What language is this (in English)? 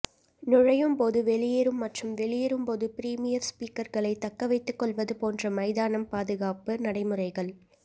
Tamil